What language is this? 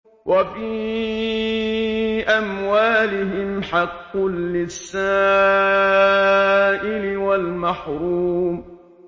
Arabic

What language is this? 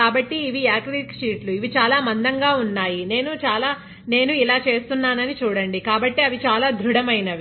Telugu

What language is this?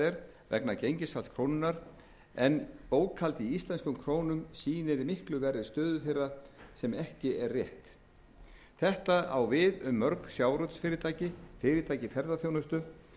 Icelandic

